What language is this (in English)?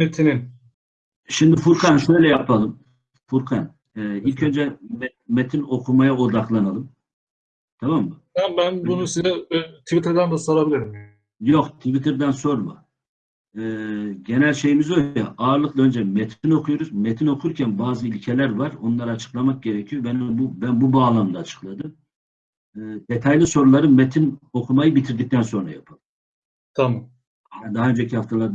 Turkish